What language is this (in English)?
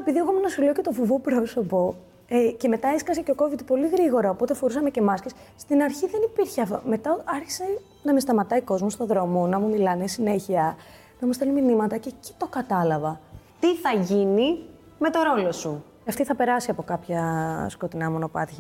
Greek